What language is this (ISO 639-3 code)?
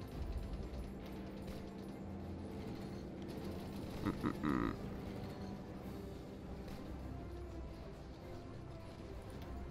ita